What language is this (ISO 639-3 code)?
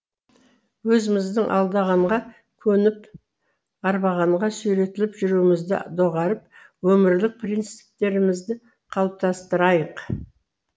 kaz